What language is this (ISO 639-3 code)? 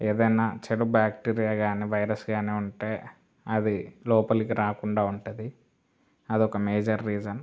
tel